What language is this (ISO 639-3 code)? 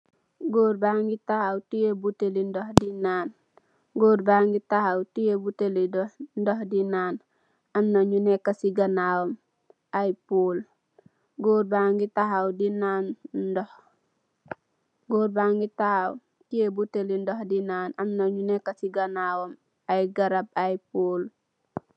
wol